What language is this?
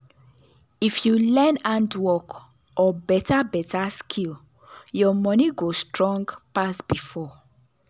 Nigerian Pidgin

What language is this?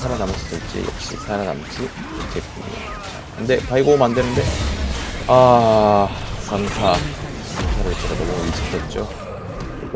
Korean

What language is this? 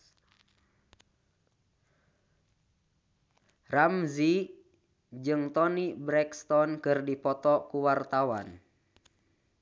Sundanese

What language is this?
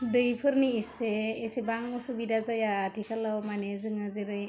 Bodo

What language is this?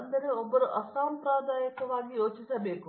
Kannada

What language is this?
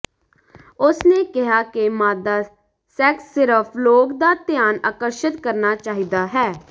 Punjabi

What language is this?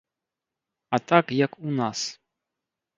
Belarusian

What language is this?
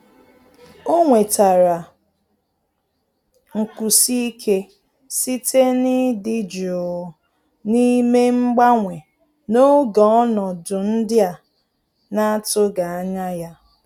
Igbo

